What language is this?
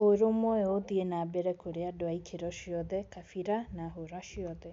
Kikuyu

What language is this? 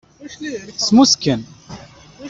Kabyle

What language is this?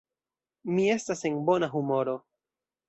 Esperanto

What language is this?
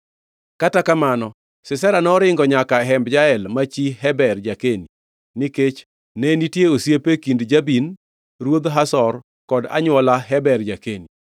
Luo (Kenya and Tanzania)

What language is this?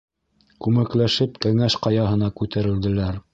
Bashkir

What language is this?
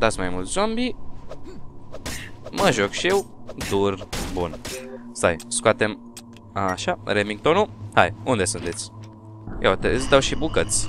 Romanian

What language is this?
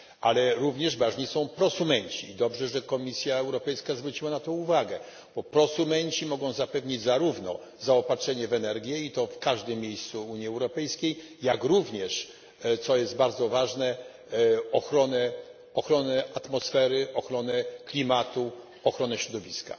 Polish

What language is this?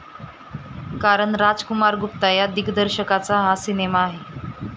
Marathi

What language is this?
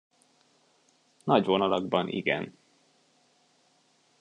Hungarian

